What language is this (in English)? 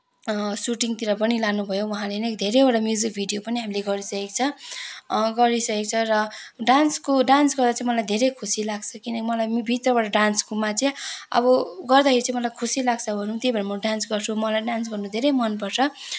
Nepali